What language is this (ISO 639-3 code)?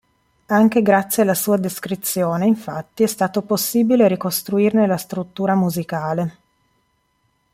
ita